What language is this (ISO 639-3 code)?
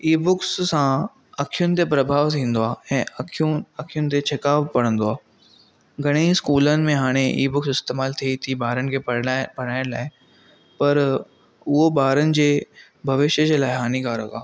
snd